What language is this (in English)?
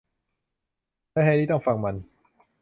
Thai